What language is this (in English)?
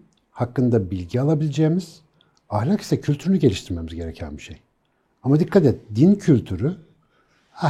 Turkish